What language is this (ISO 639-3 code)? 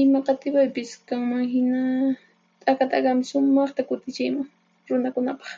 qxp